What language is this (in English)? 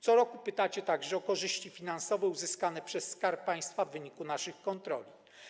Polish